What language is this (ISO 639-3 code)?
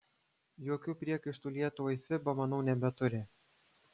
lit